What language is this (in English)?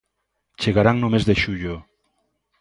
Galician